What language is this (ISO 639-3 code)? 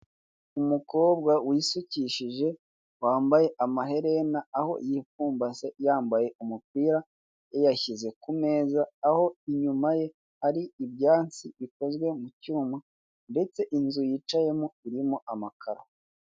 kin